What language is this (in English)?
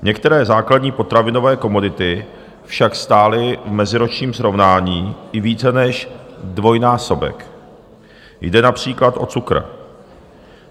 Czech